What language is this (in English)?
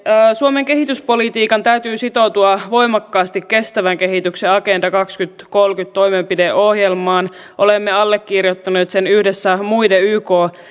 Finnish